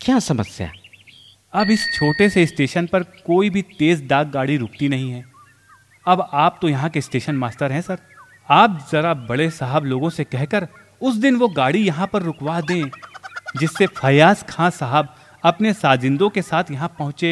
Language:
Hindi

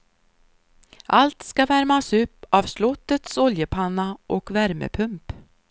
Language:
Swedish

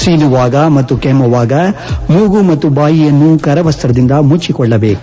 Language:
Kannada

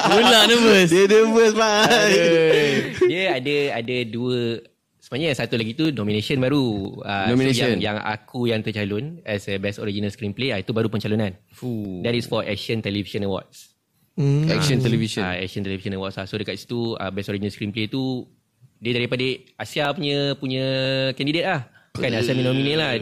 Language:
Malay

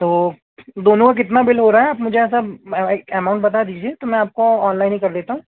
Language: Hindi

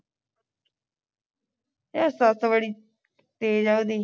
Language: Punjabi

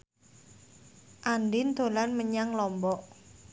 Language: Javanese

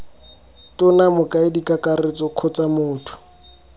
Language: Tswana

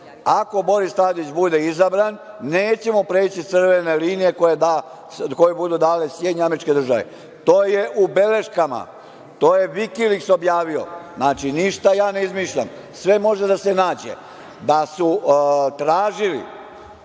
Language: Serbian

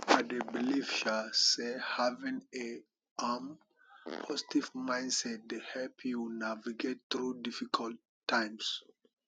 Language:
Nigerian Pidgin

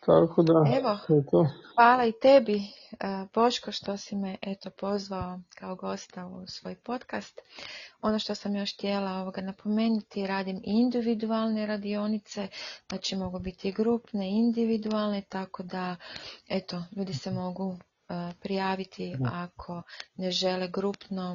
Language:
Croatian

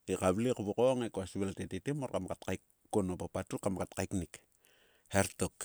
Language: Sulka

